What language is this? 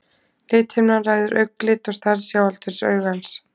Icelandic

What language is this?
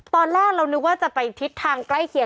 Thai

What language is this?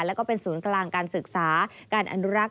Thai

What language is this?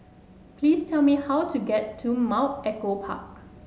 English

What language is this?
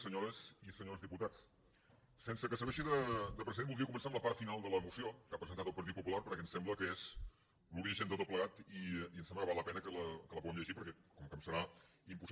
Catalan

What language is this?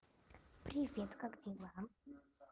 Russian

